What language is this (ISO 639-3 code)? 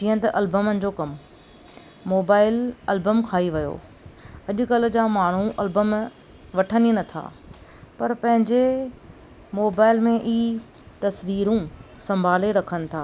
snd